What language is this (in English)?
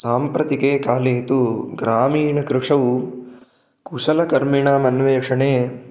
Sanskrit